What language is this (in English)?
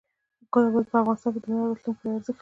Pashto